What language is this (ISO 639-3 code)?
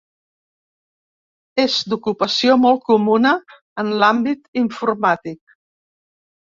cat